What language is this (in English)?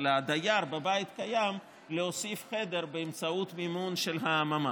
Hebrew